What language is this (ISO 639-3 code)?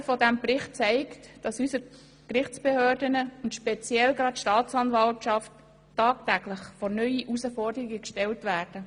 gsw